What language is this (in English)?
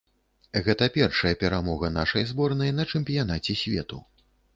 Belarusian